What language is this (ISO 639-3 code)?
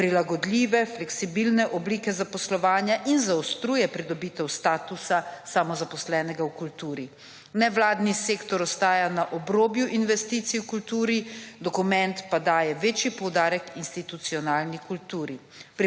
slv